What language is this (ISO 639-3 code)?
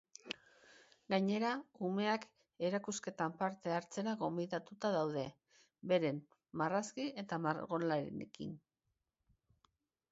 eus